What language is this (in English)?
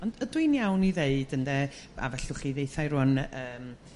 Welsh